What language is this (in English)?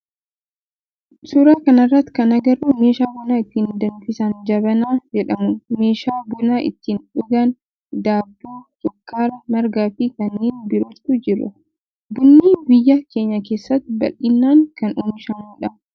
Oromo